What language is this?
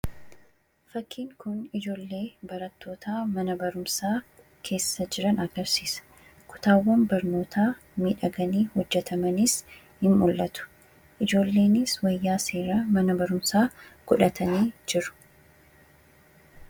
Oromo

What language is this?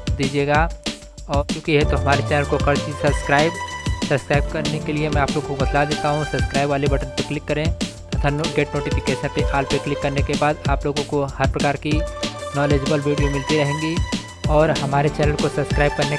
Hindi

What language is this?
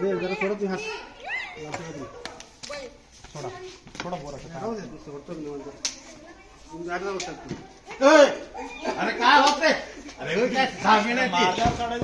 Marathi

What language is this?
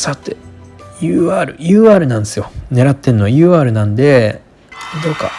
Japanese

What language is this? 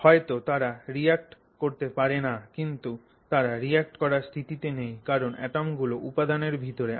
Bangla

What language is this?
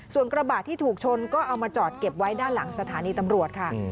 Thai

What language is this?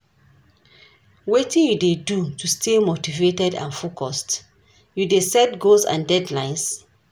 Nigerian Pidgin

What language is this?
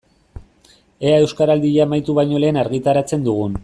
Basque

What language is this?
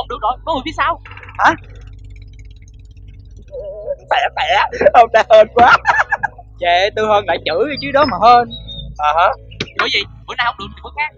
Vietnamese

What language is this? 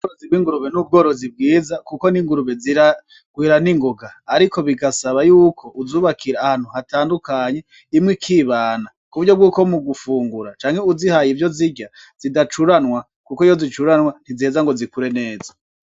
Rundi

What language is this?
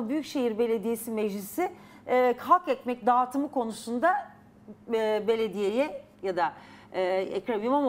Turkish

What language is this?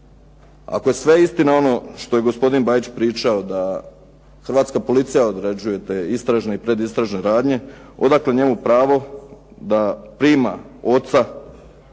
Croatian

